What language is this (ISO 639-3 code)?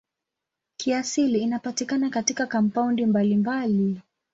swa